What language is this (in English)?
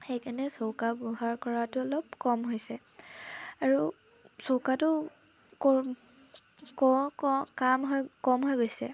Assamese